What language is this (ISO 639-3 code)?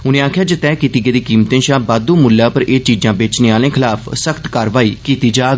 doi